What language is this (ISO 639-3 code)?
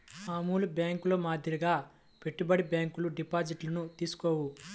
tel